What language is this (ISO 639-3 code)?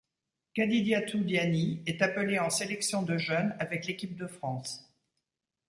fra